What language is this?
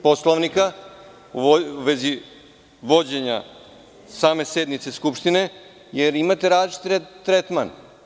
Serbian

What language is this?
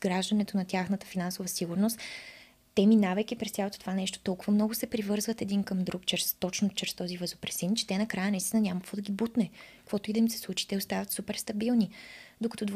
Bulgarian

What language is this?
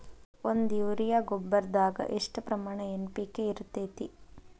Kannada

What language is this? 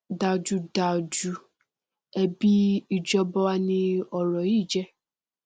Yoruba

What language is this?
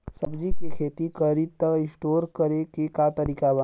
Bhojpuri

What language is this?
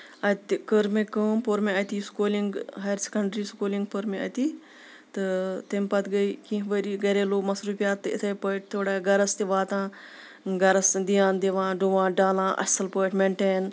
Kashmiri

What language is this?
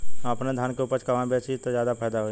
Bhojpuri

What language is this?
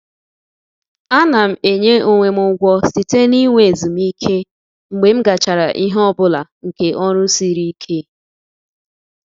Igbo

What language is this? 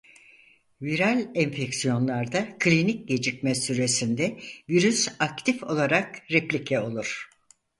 Turkish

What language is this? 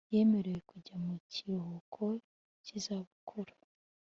Kinyarwanda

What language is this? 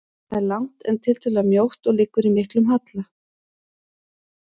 Icelandic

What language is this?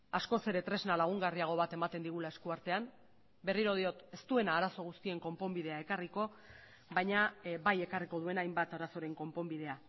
Basque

